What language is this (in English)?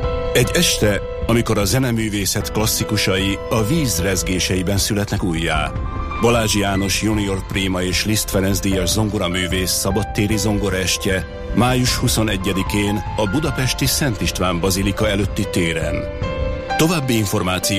Hungarian